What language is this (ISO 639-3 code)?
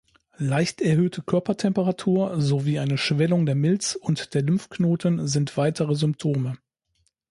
deu